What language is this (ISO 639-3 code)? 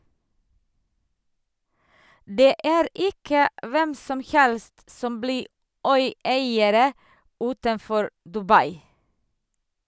nor